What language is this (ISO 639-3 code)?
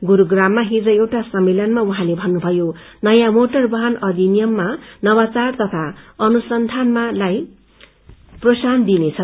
nep